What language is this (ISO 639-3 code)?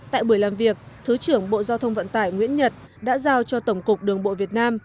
vie